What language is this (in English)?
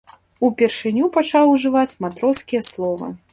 Belarusian